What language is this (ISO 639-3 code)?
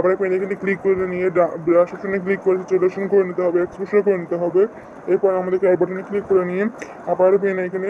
ara